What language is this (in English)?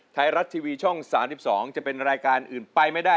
Thai